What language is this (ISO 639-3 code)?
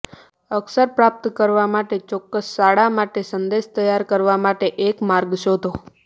guj